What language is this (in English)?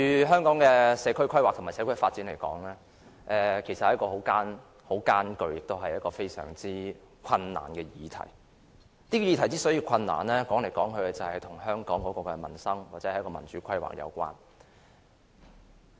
Cantonese